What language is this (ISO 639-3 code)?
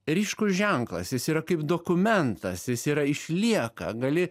lit